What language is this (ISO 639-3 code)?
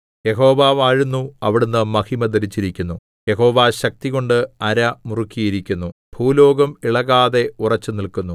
mal